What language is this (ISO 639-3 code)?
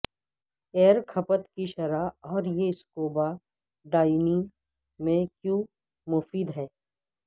urd